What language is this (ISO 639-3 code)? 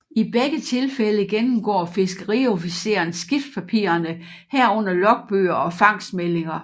dan